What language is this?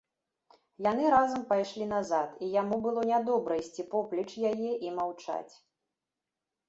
Belarusian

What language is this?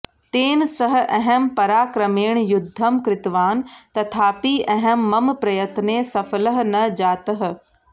Sanskrit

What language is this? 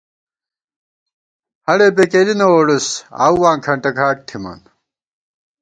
Gawar-Bati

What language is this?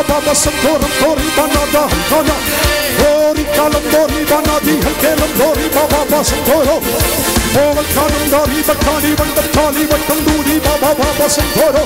Arabic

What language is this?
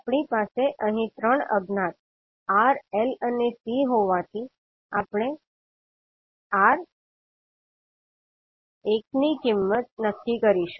Gujarati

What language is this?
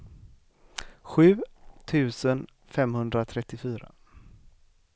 Swedish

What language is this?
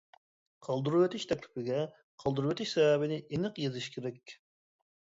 Uyghur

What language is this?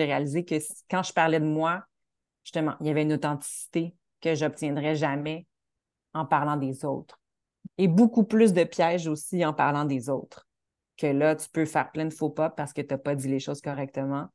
French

